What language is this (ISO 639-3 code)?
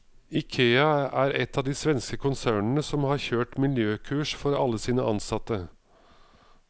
nor